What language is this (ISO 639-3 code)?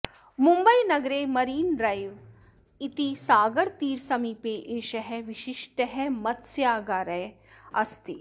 san